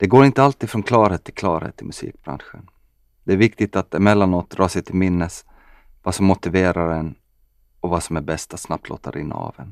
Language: Swedish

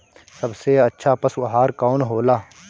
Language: Bhojpuri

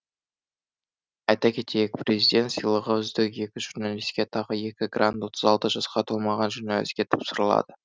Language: Kazakh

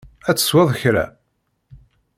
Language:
Kabyle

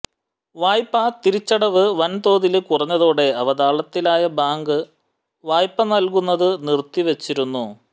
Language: Malayalam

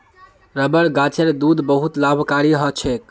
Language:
Magahi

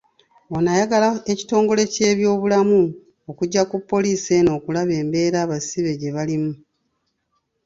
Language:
Ganda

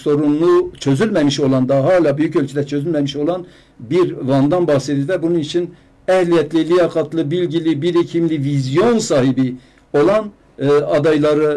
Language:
Turkish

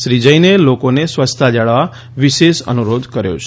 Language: Gujarati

